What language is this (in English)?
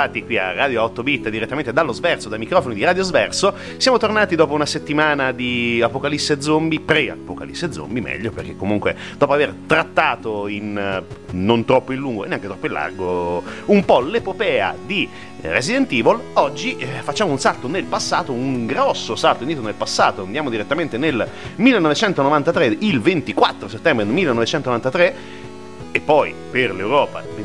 Italian